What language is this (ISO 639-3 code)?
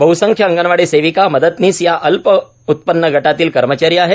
mar